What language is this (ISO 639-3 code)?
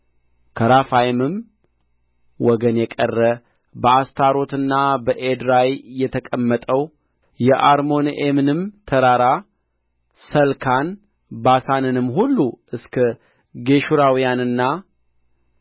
amh